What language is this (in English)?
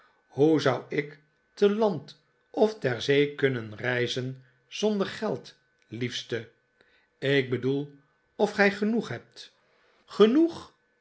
Dutch